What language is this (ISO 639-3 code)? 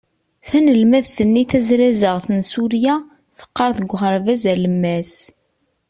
kab